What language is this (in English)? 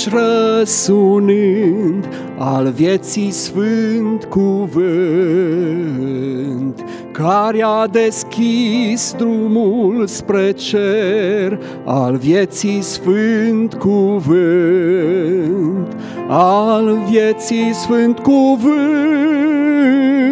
Romanian